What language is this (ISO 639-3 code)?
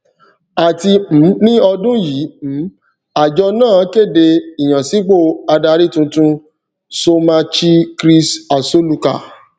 yor